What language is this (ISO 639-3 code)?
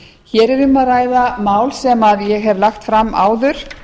isl